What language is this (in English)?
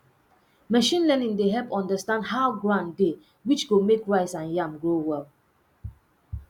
Nigerian Pidgin